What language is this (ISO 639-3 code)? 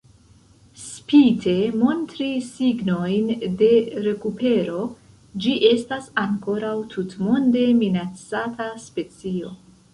epo